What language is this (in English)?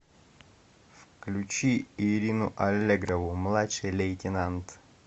Russian